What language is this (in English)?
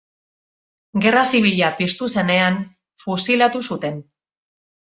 Basque